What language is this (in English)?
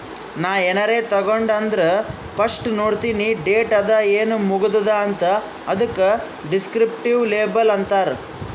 Kannada